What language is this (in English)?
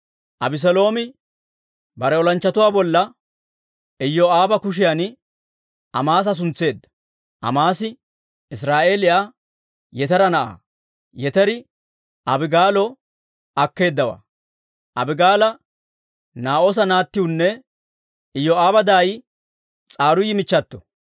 Dawro